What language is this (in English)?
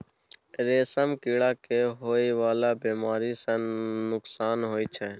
Maithili